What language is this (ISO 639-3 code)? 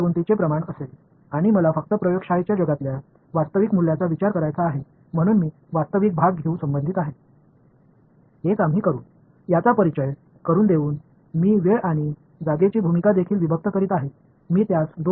tam